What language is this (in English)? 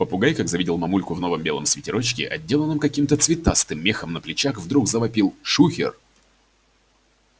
Russian